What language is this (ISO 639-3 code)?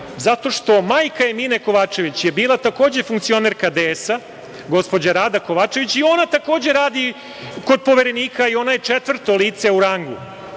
srp